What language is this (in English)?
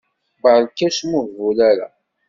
Kabyle